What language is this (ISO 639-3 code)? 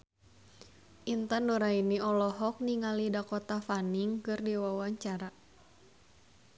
sun